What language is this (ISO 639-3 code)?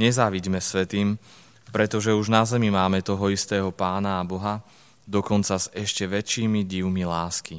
slk